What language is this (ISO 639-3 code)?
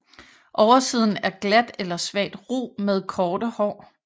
dan